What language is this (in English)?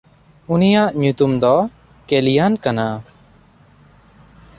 Santali